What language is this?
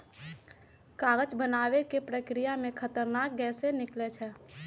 Magahi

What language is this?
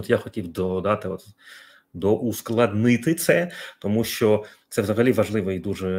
Ukrainian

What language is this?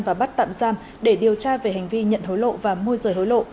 Vietnamese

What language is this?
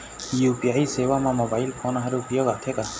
Chhattisgarhi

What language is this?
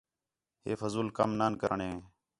Khetrani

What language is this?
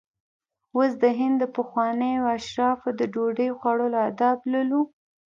Pashto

